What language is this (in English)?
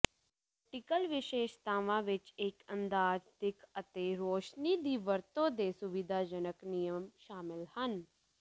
Punjabi